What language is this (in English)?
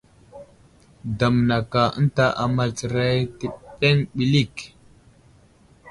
Wuzlam